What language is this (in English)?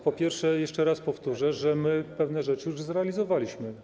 Polish